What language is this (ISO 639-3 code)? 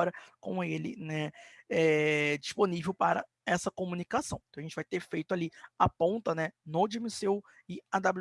por